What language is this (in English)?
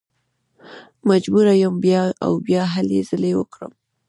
Pashto